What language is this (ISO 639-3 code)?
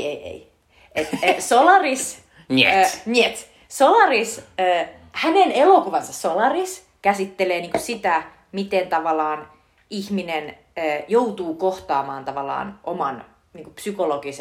fin